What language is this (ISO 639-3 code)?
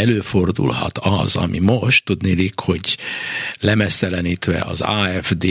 hun